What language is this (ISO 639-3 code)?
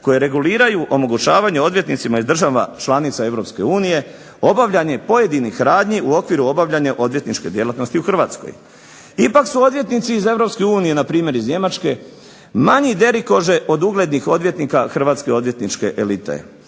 hrv